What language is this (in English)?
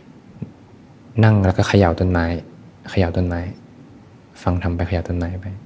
Thai